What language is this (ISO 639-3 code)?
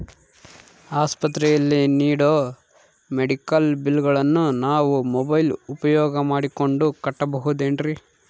kan